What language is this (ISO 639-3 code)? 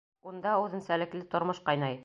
bak